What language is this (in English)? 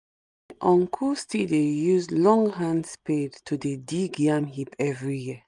Nigerian Pidgin